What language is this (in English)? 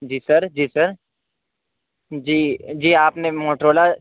Urdu